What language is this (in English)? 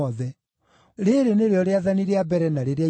Kikuyu